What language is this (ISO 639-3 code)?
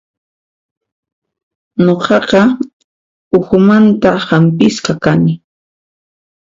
qxp